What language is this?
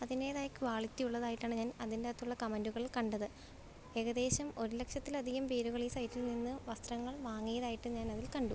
Malayalam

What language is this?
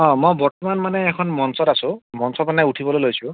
Assamese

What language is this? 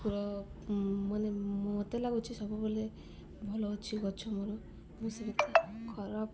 Odia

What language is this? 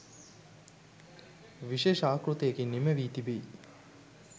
Sinhala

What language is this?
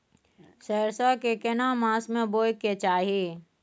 Maithili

